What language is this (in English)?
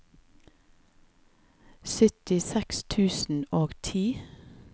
Norwegian